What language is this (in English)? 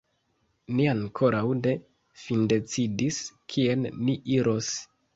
Esperanto